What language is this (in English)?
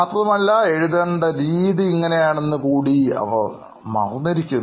Malayalam